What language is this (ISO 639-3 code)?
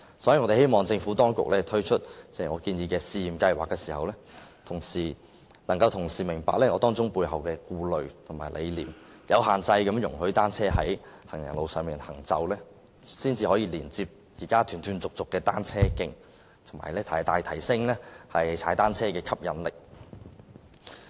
yue